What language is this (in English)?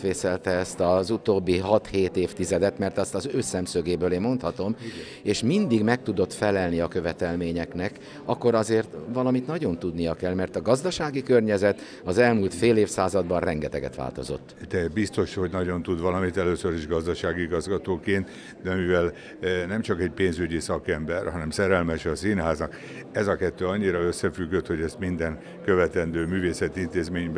Hungarian